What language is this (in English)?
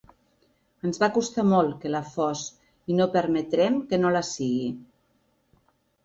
Catalan